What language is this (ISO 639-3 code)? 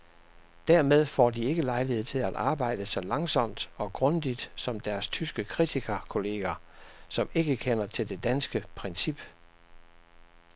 dan